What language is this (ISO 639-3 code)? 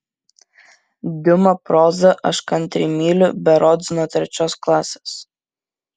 lit